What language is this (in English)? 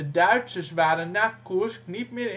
Dutch